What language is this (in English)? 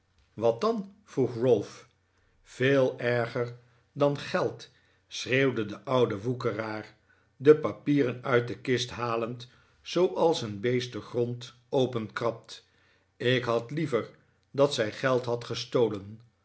Dutch